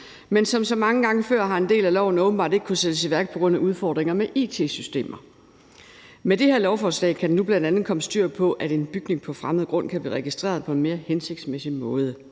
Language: Danish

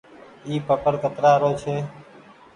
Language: Goaria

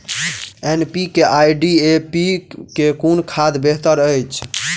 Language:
Maithili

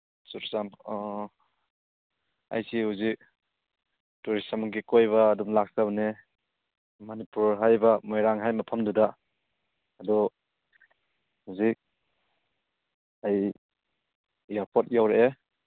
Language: Manipuri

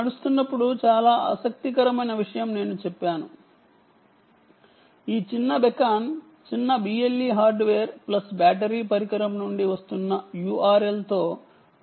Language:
Telugu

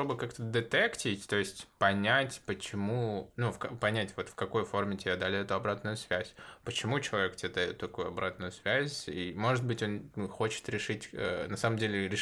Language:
Russian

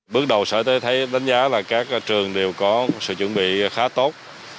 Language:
Vietnamese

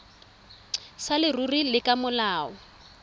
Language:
Tswana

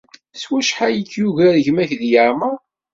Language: Kabyle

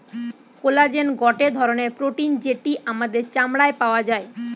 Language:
Bangla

